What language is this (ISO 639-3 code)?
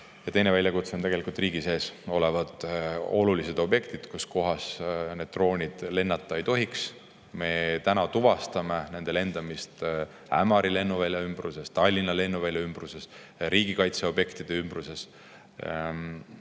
est